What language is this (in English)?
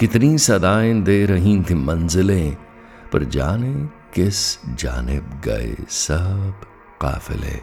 Hindi